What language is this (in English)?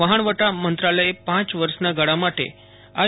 Gujarati